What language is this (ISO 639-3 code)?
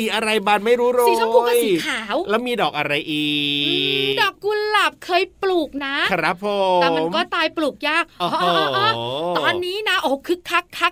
tha